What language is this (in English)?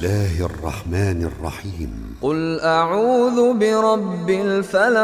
Arabic